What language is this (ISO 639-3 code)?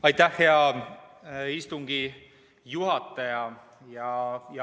est